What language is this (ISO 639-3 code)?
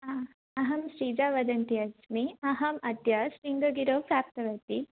san